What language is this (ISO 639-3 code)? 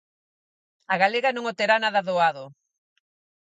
glg